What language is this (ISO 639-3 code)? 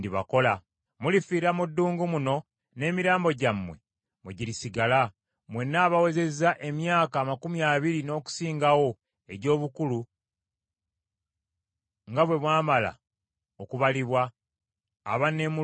lug